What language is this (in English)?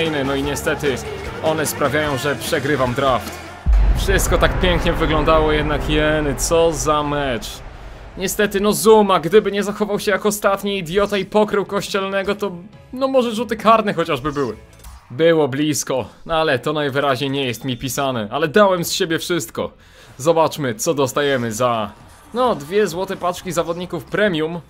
Polish